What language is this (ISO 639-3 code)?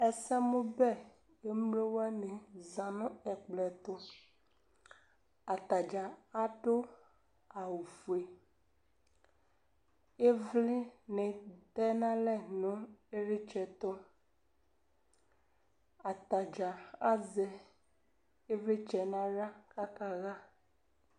kpo